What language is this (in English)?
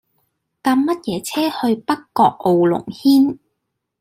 Cantonese